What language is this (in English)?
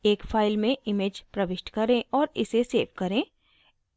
Hindi